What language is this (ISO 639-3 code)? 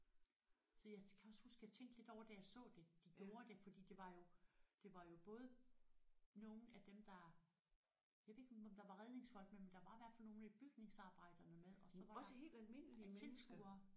dan